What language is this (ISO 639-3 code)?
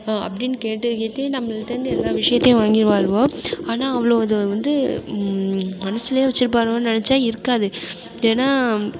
tam